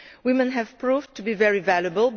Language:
English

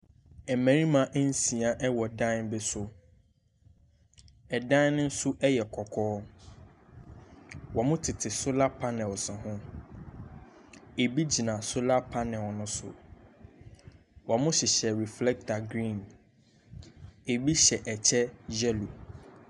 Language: Akan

